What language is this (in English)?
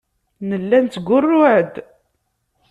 Kabyle